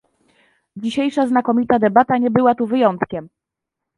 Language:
Polish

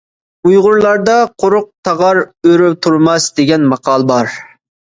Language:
Uyghur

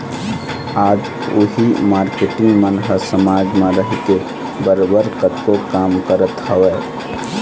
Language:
Chhattisgarhi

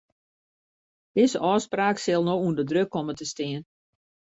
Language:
Western Frisian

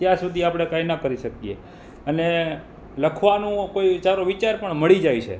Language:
Gujarati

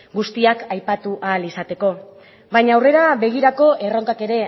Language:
Basque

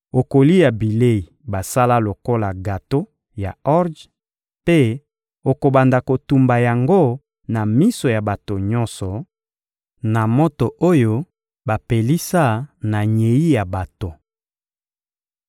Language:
Lingala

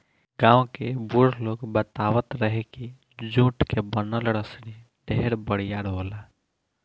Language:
Bhojpuri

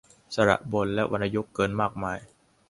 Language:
Thai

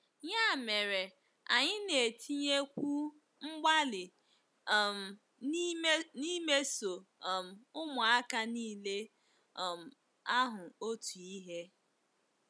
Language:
Igbo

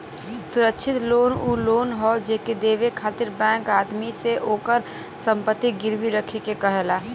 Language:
Bhojpuri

